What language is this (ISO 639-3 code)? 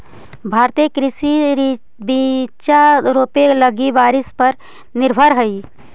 mag